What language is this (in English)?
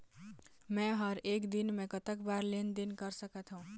Chhattisgarhi